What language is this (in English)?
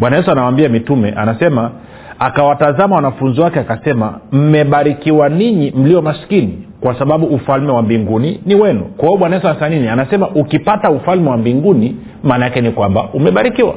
Swahili